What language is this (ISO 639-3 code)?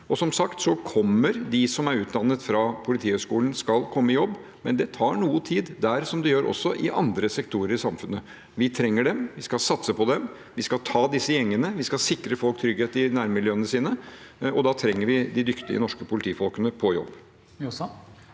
nor